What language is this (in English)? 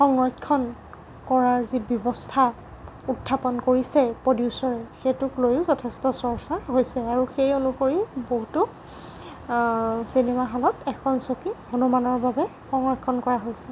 Assamese